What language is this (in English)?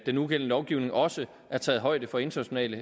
Danish